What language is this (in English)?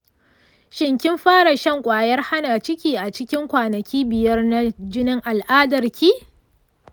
Hausa